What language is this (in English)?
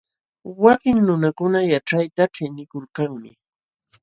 Jauja Wanca Quechua